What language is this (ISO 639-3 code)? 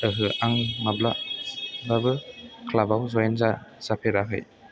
brx